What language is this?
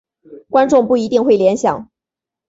Chinese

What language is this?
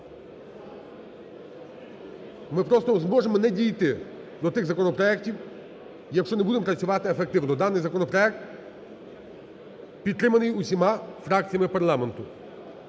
Ukrainian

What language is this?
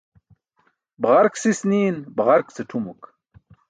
Burushaski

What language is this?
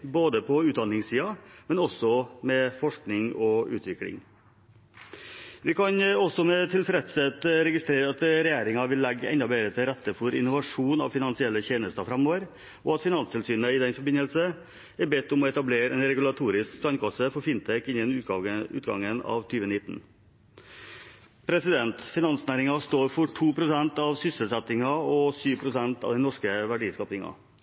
Norwegian Bokmål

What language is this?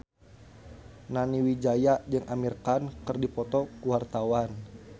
Sundanese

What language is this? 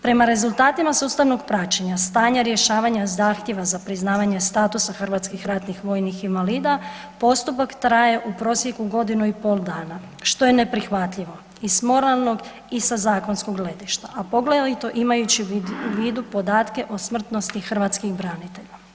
Croatian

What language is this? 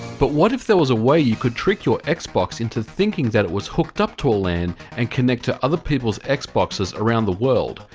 English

